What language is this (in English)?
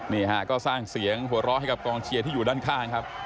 Thai